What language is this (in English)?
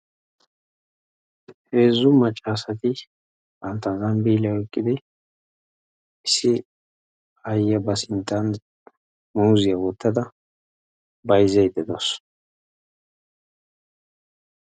Wolaytta